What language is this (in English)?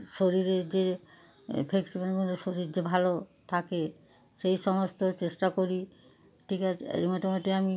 Bangla